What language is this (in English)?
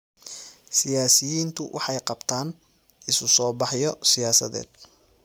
Somali